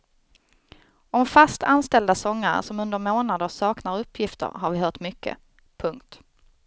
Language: Swedish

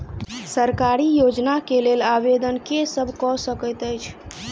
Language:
Maithili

